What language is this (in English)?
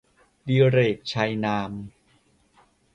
Thai